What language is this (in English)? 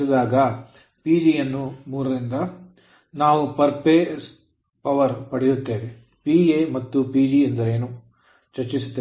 Kannada